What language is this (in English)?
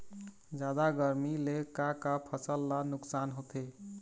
Chhattisgarhi